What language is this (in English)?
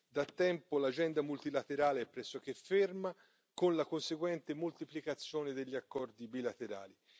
Italian